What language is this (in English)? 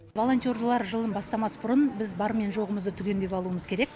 Kazakh